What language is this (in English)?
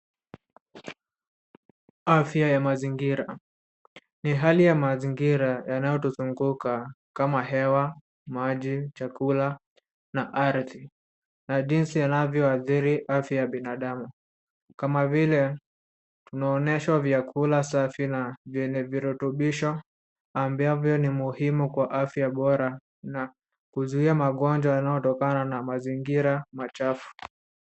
Swahili